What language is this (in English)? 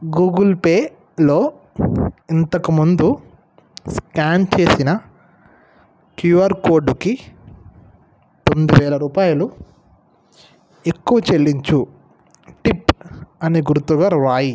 Telugu